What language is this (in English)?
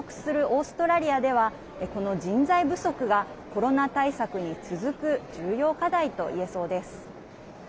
Japanese